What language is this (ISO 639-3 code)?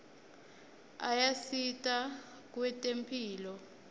ssw